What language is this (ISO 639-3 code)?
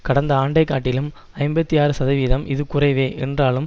tam